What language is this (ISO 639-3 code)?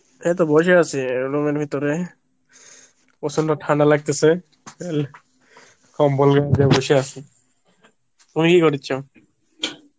ben